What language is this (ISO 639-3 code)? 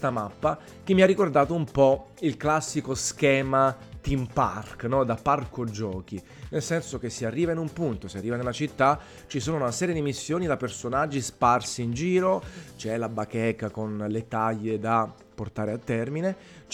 ita